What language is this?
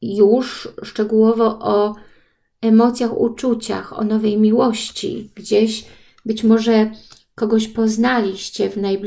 Polish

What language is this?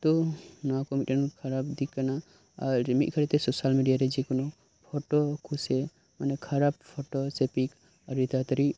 Santali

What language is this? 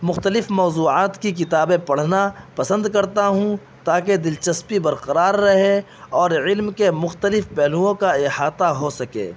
Urdu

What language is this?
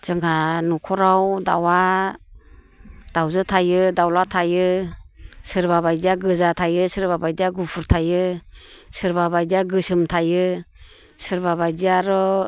Bodo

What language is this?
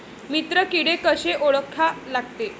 Marathi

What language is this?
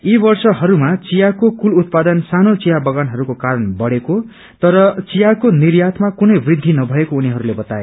Nepali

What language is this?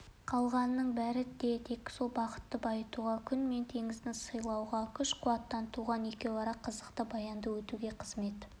Kazakh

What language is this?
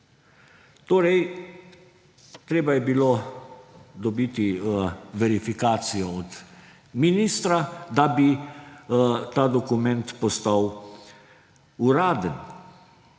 Slovenian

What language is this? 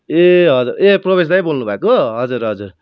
Nepali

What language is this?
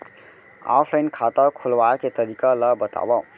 Chhattisgarhi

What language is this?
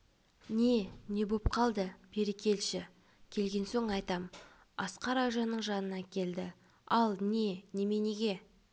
Kazakh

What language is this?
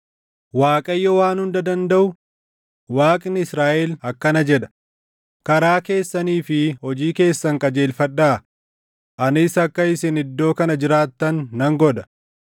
Oromo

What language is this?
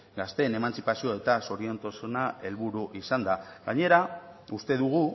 Basque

